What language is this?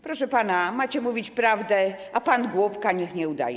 Polish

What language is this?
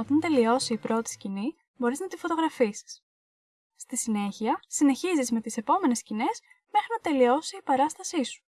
Greek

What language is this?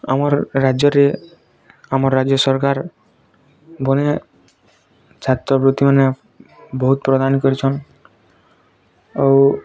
Odia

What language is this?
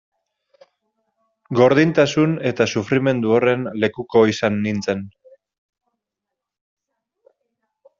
Basque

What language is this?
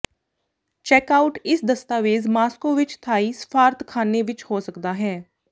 Punjabi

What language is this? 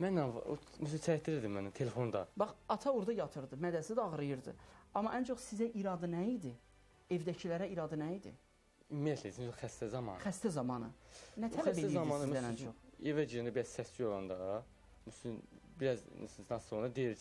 Turkish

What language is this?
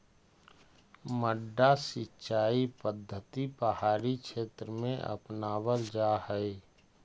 Magahi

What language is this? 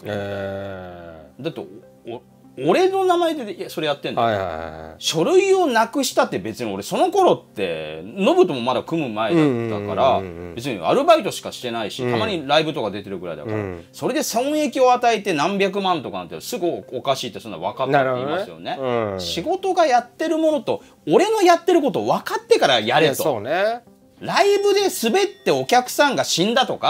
Japanese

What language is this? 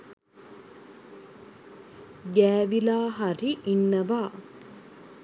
Sinhala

